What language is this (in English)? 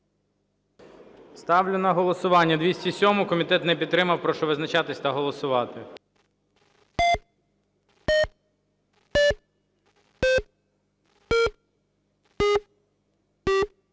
Ukrainian